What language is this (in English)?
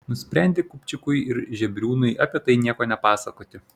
Lithuanian